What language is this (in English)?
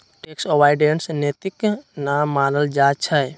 Magahi